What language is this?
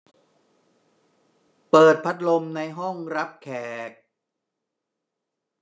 Thai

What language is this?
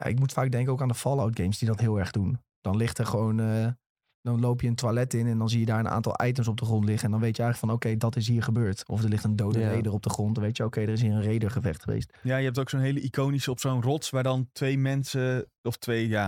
Dutch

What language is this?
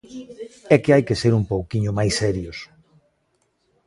Galician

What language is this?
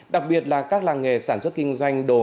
Vietnamese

